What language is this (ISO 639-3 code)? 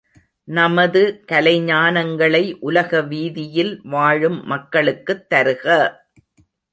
tam